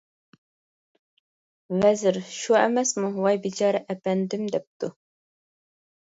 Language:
Uyghur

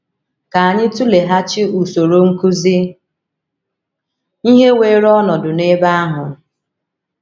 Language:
Igbo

